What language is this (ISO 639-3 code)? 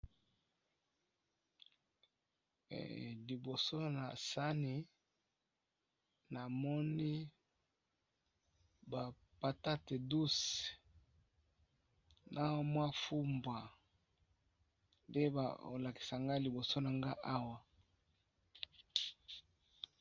lin